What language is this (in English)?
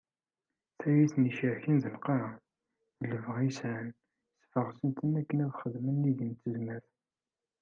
Kabyle